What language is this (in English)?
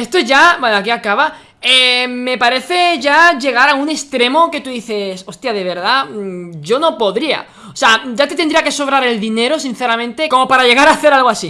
Spanish